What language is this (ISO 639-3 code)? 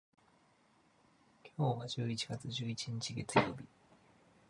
jpn